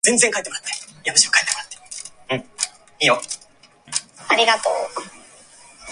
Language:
Japanese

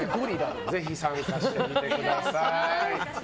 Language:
Japanese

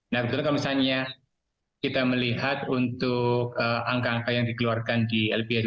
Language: Indonesian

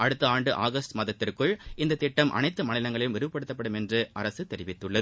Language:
Tamil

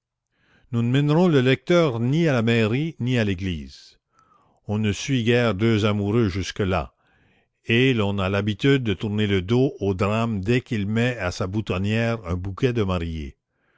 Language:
French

